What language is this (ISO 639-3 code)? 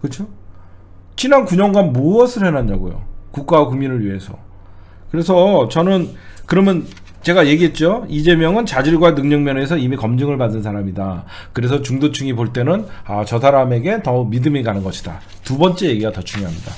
kor